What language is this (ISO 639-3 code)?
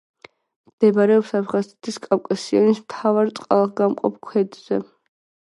kat